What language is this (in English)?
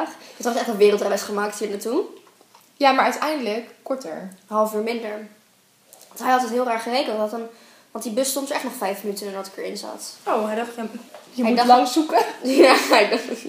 Dutch